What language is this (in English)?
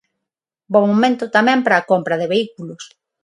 Galician